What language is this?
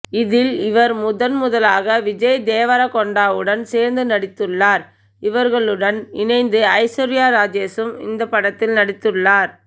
Tamil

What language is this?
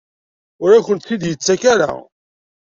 Kabyle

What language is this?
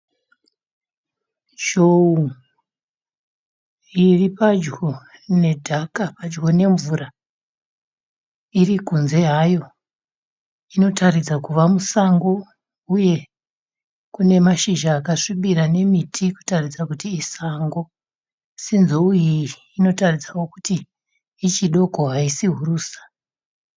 Shona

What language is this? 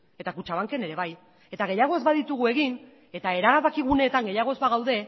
Basque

